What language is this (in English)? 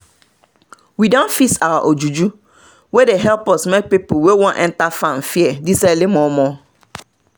Nigerian Pidgin